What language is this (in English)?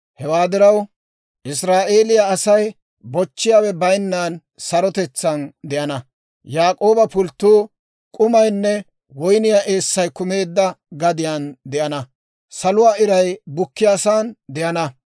Dawro